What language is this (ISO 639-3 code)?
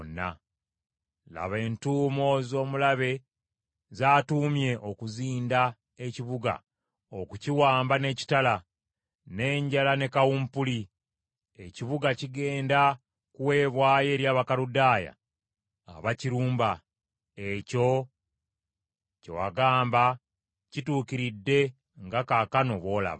lug